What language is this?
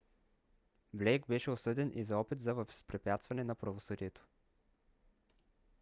Bulgarian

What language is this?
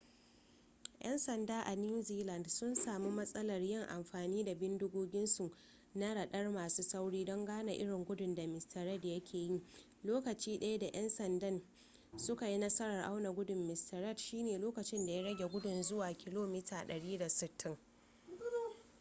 Hausa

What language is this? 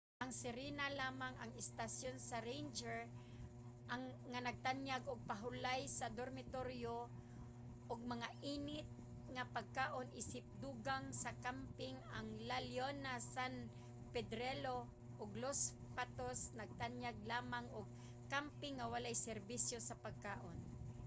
Cebuano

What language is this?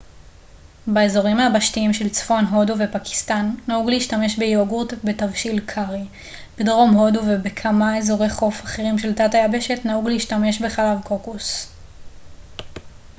Hebrew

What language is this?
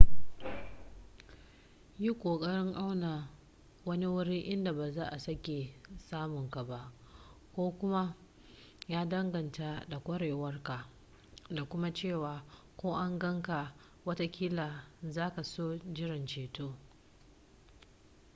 Hausa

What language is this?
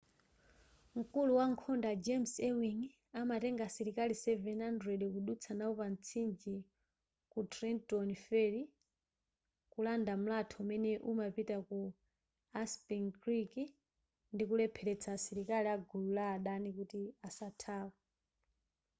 Nyanja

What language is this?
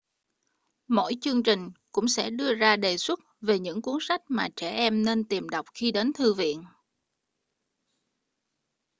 Vietnamese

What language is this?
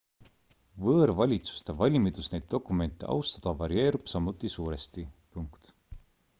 Estonian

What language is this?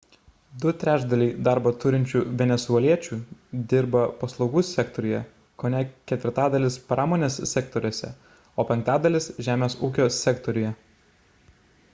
Lithuanian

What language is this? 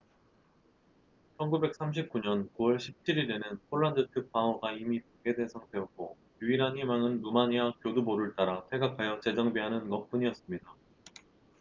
Korean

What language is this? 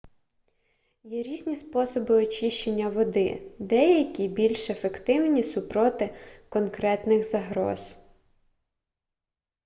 Ukrainian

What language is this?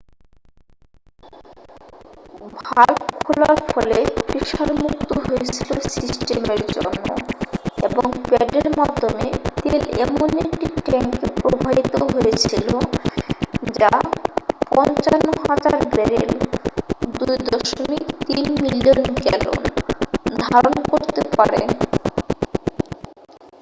Bangla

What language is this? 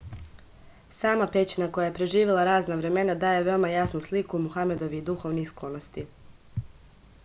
Serbian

